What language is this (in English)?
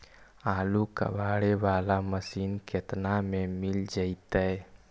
Magahi